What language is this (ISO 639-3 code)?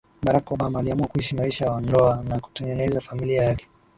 swa